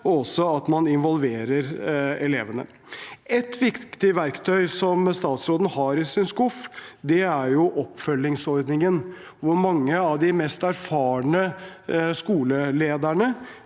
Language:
Norwegian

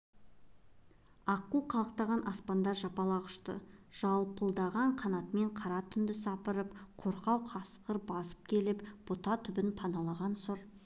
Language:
Kazakh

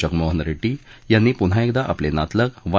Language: Marathi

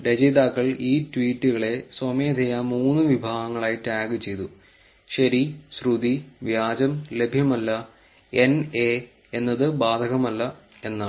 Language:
Malayalam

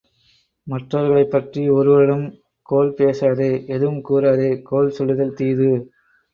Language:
Tamil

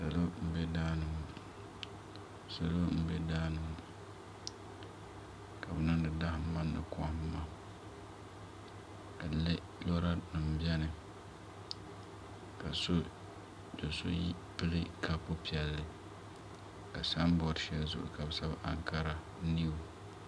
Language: Dagbani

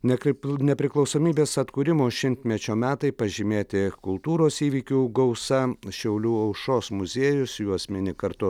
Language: Lithuanian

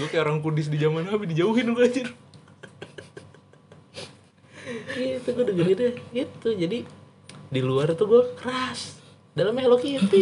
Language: Indonesian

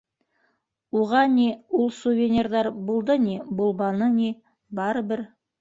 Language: Bashkir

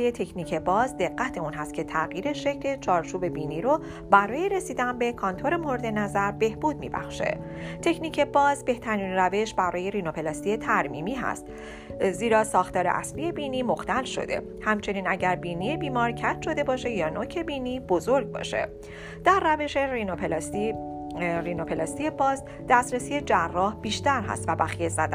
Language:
Persian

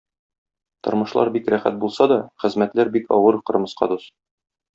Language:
Tatar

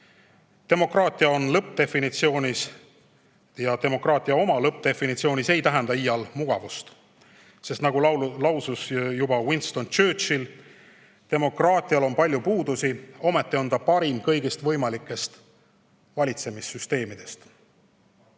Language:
Estonian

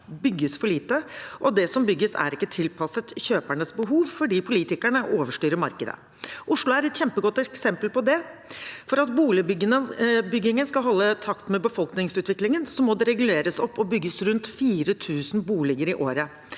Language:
Norwegian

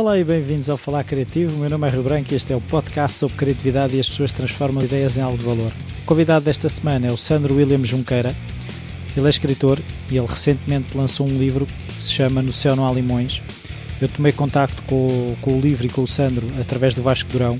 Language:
Portuguese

